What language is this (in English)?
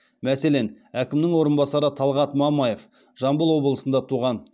Kazakh